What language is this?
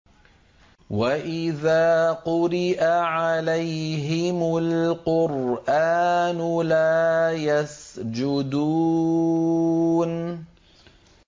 Arabic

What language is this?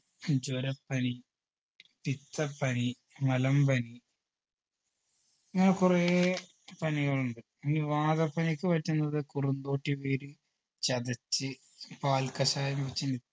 Malayalam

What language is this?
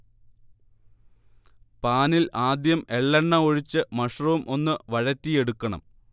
Malayalam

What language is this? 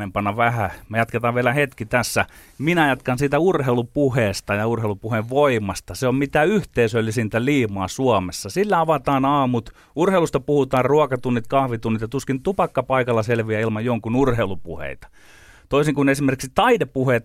Finnish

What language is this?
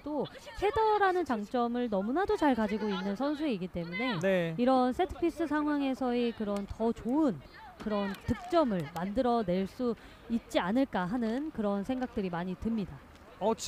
Korean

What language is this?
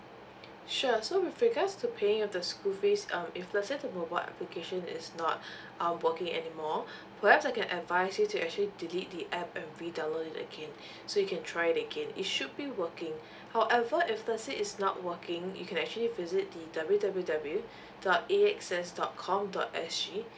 English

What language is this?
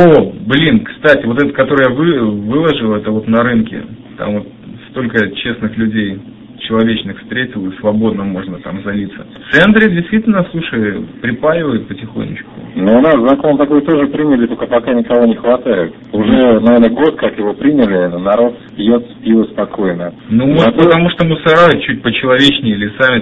Russian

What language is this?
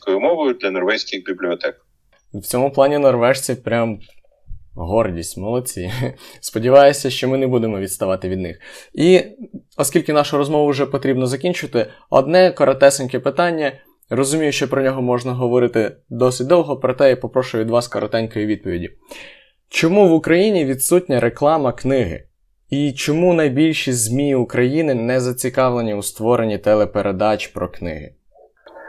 Ukrainian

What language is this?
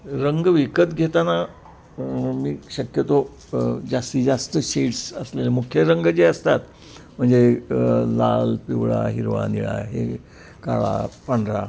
Marathi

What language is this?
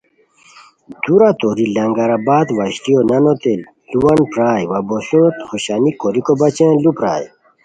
Khowar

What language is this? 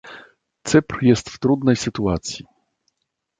Polish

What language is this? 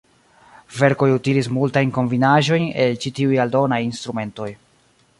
Esperanto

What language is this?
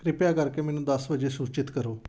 Punjabi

